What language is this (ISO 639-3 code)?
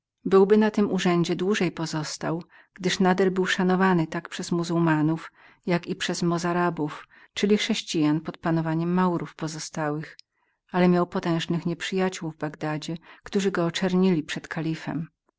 pol